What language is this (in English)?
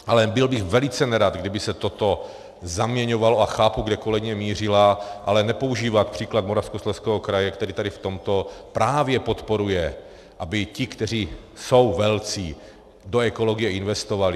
Czech